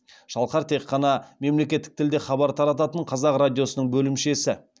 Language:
Kazakh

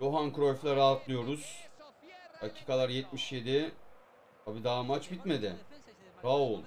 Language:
Turkish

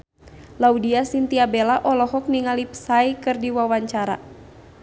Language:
Sundanese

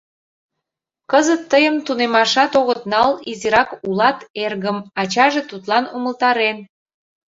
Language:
Mari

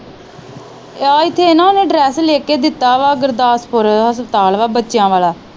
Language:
Punjabi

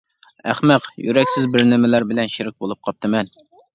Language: Uyghur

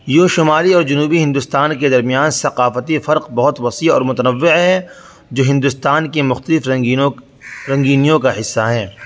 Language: Urdu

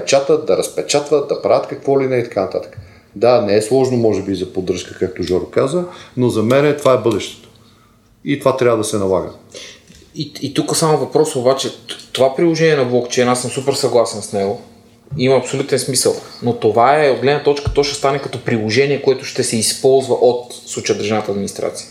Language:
Bulgarian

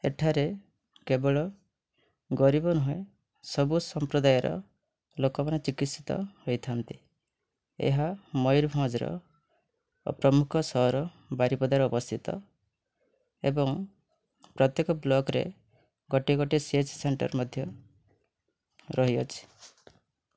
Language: Odia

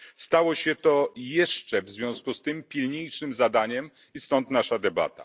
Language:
Polish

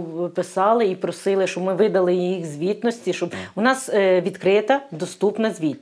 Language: Ukrainian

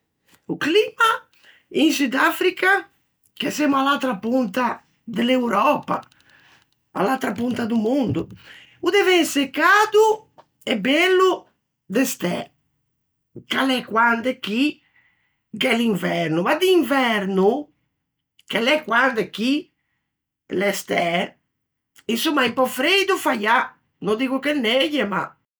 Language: Ligurian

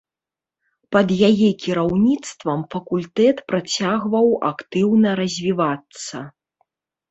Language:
Belarusian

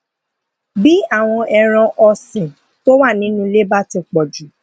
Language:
Yoruba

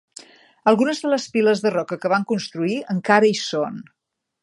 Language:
Catalan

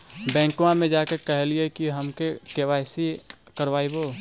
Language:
Magahi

